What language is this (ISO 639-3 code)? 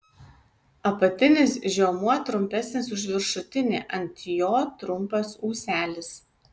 lit